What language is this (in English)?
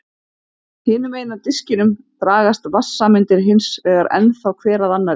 Icelandic